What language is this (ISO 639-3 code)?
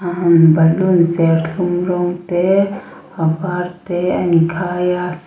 lus